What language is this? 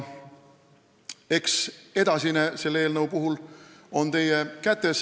Estonian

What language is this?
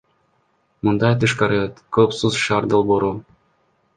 Kyrgyz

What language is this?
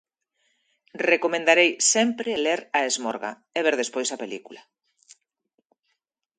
Galician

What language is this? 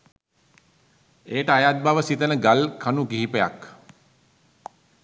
Sinhala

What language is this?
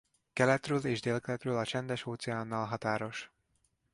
Hungarian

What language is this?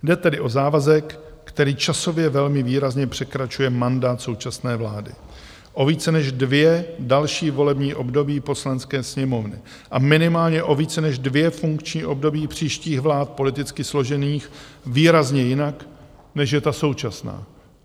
Czech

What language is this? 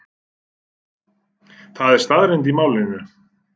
Icelandic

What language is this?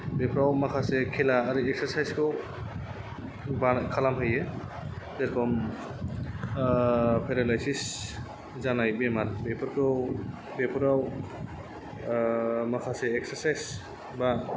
Bodo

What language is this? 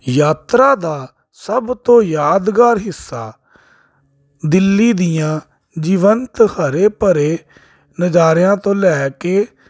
Punjabi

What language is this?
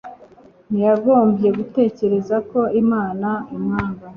Kinyarwanda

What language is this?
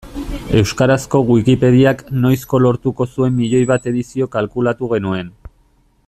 Basque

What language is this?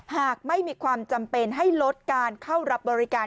Thai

